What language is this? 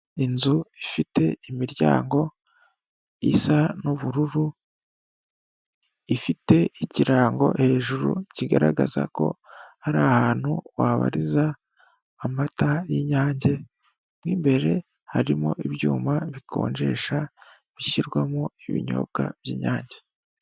Kinyarwanda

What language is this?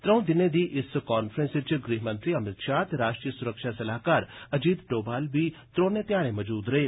Dogri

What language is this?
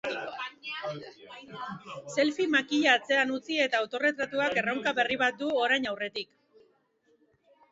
Basque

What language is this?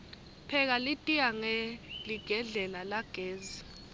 Swati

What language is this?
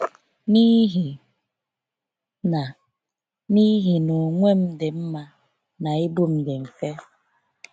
Igbo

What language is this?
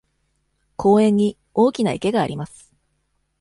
Japanese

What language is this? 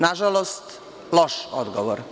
Serbian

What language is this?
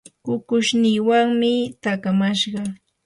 Yanahuanca Pasco Quechua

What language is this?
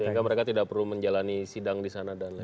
Indonesian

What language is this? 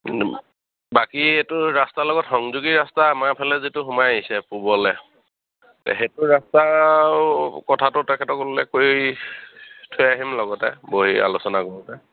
Assamese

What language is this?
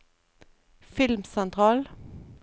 Norwegian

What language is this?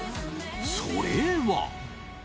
Japanese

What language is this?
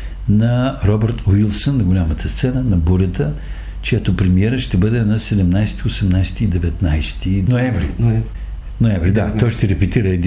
Bulgarian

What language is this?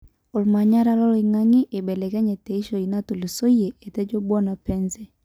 Masai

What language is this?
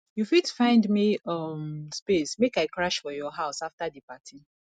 Nigerian Pidgin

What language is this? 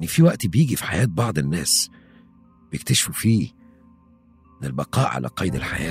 Arabic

